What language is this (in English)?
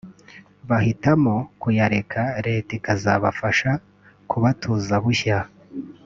Kinyarwanda